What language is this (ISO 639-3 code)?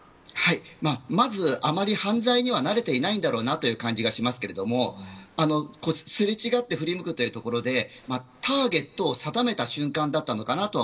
jpn